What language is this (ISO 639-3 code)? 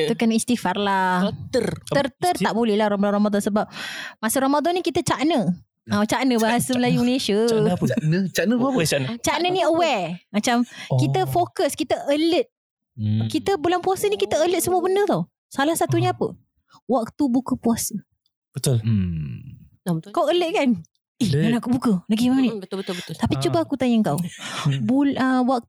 msa